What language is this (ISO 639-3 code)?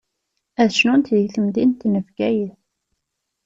kab